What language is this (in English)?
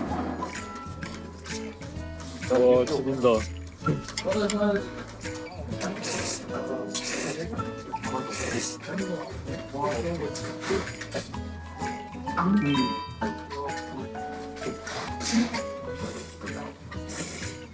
Korean